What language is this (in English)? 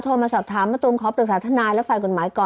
Thai